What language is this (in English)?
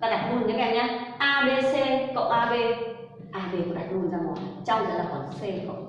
Vietnamese